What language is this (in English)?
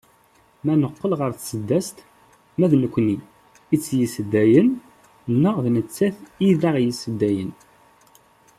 Kabyle